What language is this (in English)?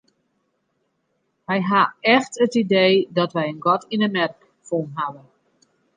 Western Frisian